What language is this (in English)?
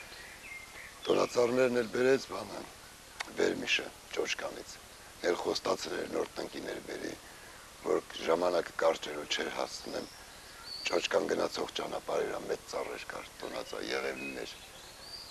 Russian